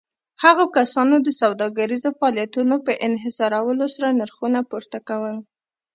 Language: Pashto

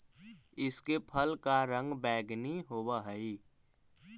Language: Magahi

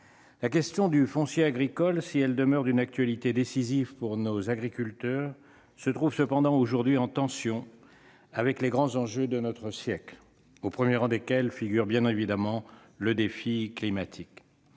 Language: French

